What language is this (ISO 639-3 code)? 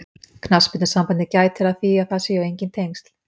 isl